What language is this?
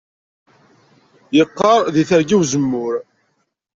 Kabyle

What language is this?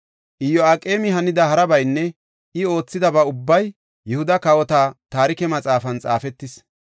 Gofa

